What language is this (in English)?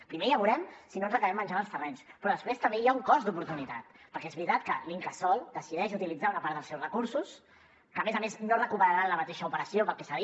Catalan